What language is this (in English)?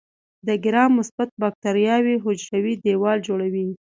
Pashto